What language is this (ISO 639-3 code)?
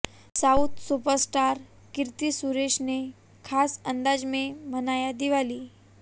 hin